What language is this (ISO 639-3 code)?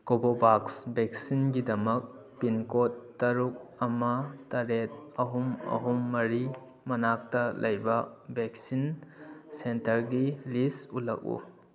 mni